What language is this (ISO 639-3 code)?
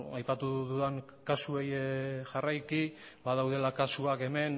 eus